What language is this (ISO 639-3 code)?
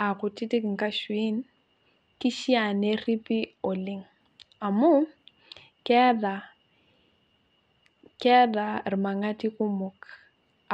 mas